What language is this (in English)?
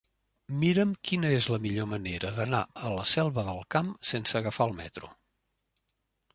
Catalan